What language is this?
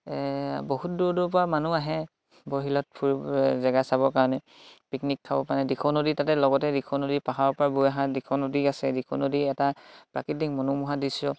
Assamese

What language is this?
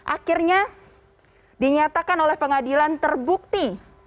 Indonesian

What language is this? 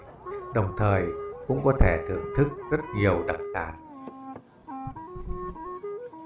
Vietnamese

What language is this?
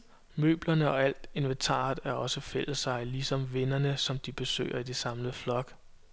Danish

